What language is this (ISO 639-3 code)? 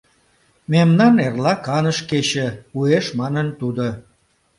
chm